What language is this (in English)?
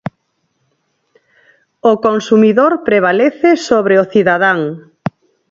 Galician